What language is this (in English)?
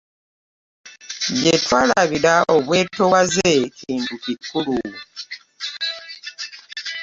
Ganda